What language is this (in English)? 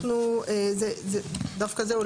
Hebrew